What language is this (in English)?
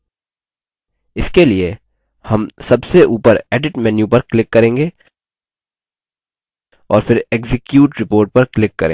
Hindi